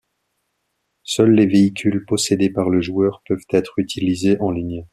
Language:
French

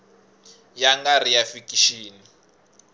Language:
Tsonga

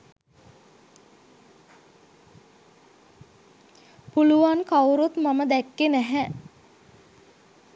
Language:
Sinhala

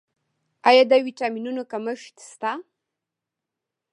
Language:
Pashto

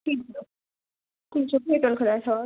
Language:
Kashmiri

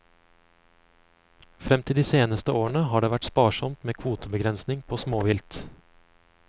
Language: Norwegian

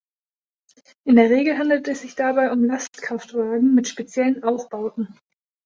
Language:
German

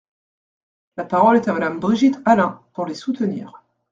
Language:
French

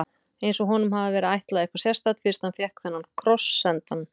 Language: Icelandic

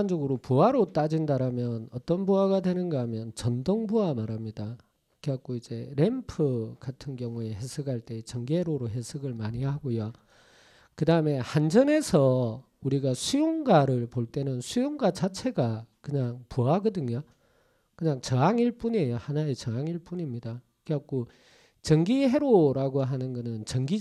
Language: Korean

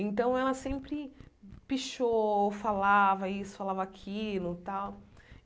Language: Portuguese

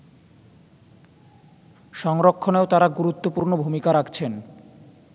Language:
Bangla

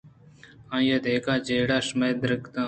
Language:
Eastern Balochi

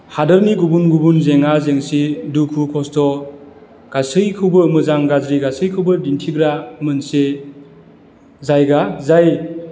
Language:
Bodo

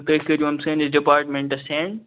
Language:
Kashmiri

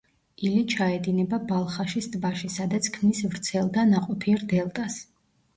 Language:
Georgian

